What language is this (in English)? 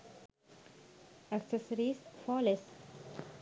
Sinhala